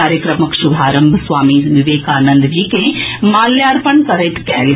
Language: Maithili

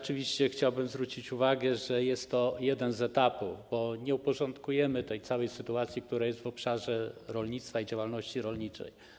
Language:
Polish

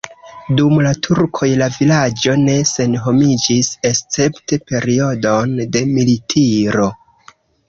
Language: Esperanto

